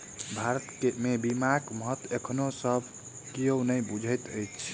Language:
Maithili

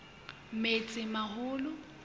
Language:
Southern Sotho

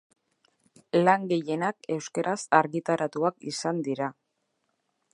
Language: Basque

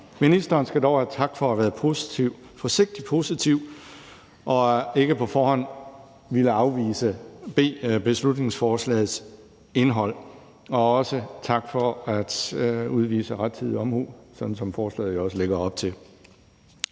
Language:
Danish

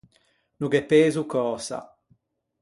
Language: Ligurian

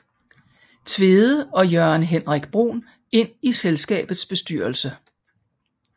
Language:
Danish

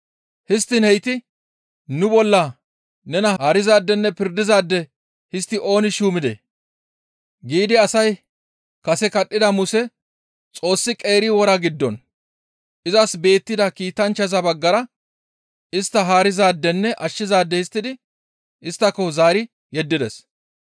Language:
Gamo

